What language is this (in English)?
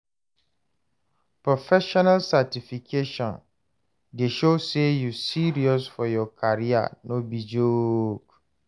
Nigerian Pidgin